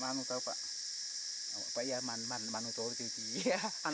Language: Indonesian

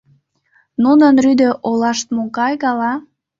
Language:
Mari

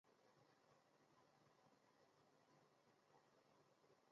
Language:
Chinese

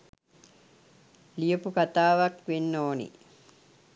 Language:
Sinhala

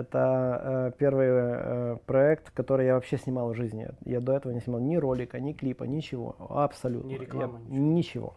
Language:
Russian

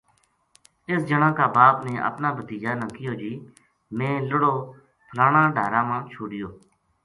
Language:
Gujari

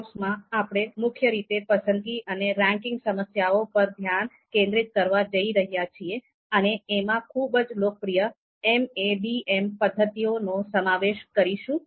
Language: Gujarati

